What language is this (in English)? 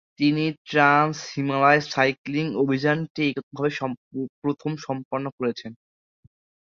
Bangla